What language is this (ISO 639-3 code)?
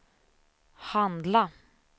swe